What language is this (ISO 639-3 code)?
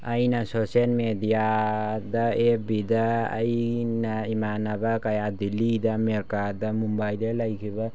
mni